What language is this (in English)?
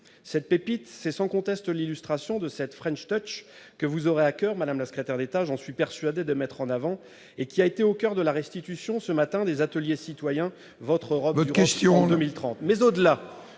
French